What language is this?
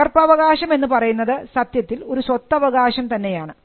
Malayalam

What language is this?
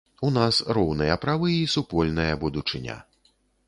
Belarusian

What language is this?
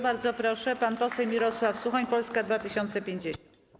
Polish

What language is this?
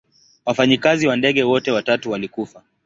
Swahili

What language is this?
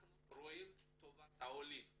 Hebrew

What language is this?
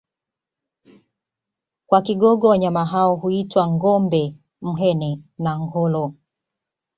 Swahili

